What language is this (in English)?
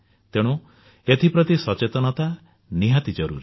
Odia